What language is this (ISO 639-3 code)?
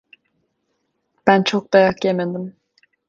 tur